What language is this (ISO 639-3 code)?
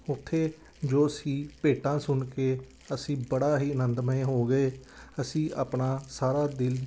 pan